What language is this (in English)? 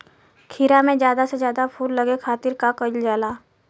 Bhojpuri